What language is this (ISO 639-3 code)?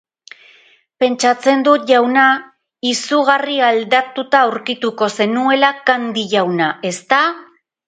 eus